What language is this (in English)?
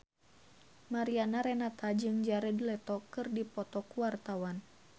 Sundanese